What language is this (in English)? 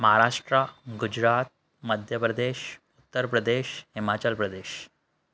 Sindhi